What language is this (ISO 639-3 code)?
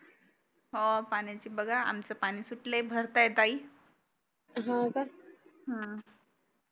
mar